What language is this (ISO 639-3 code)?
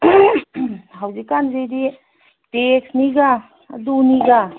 mni